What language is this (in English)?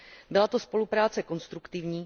Czech